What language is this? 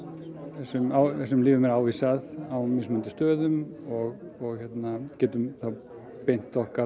Icelandic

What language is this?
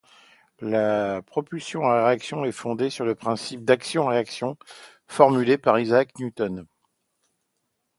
French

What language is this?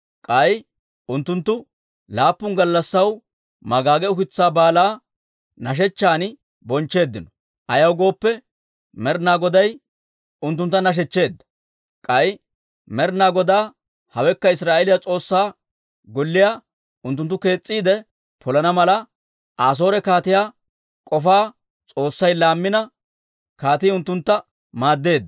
Dawro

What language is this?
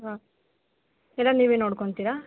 Kannada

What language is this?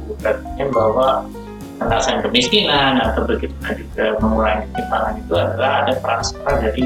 Indonesian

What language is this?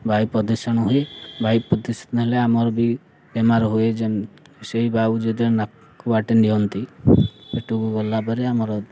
Odia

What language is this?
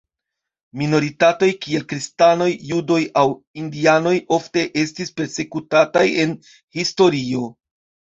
Esperanto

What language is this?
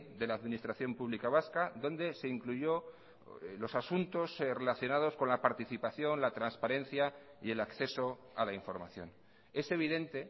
Spanish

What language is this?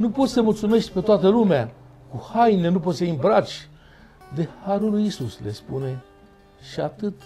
Romanian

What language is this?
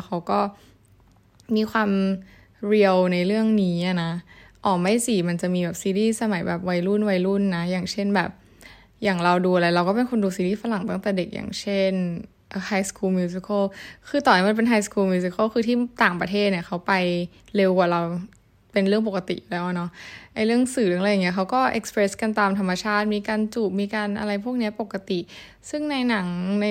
Thai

